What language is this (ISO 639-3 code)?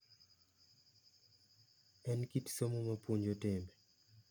luo